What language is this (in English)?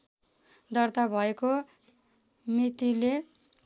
Nepali